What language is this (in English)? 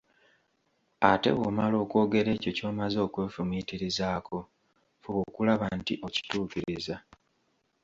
Ganda